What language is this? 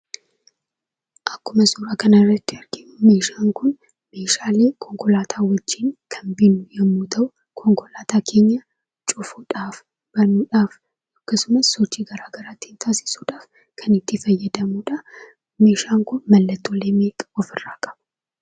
Oromo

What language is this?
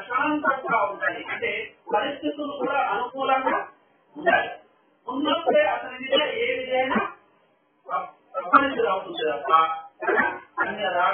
Arabic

